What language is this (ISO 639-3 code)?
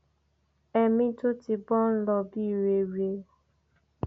yor